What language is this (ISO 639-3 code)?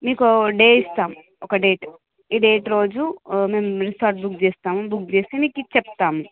tel